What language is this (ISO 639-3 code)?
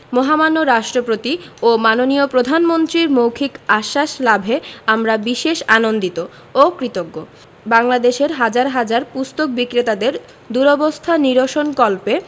ben